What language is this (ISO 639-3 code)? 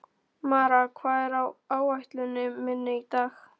isl